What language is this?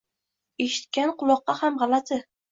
Uzbek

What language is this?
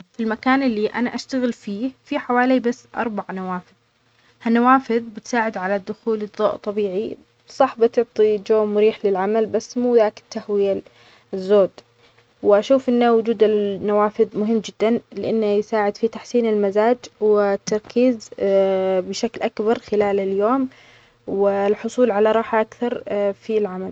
Omani Arabic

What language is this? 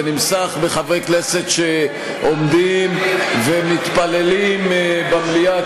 Hebrew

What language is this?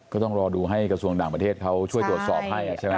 Thai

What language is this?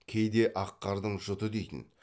Kazakh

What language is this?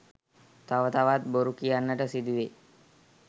Sinhala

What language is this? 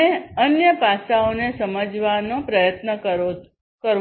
Gujarati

